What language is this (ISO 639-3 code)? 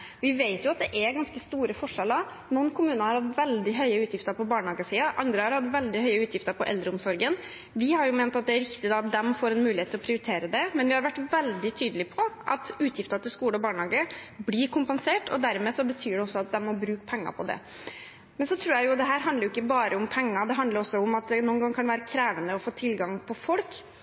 nob